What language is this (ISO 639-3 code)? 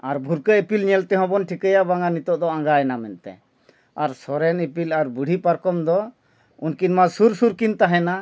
sat